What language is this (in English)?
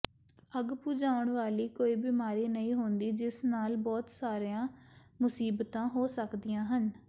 Punjabi